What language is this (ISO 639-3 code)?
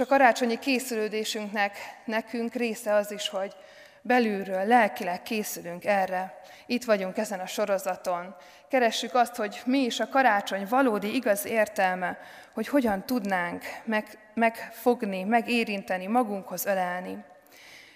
hun